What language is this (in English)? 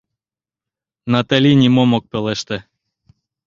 Mari